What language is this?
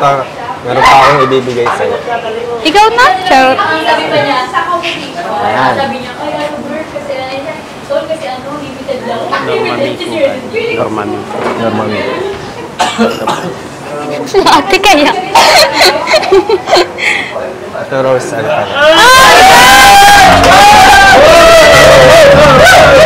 Filipino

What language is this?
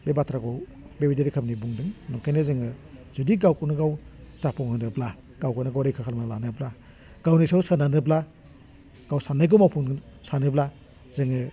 Bodo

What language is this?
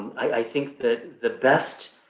English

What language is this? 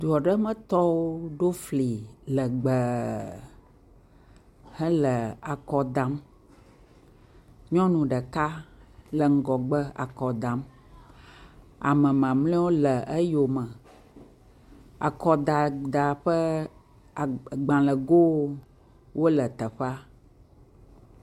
Ewe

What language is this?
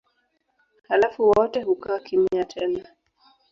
Swahili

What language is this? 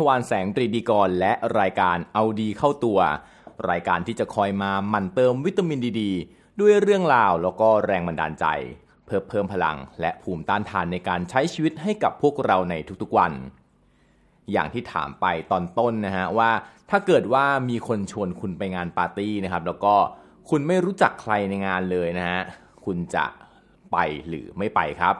Thai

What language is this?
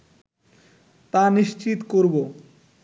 Bangla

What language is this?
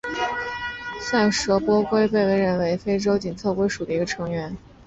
Chinese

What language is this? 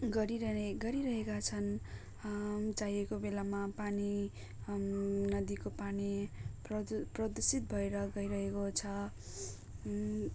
Nepali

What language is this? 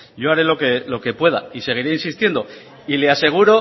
Spanish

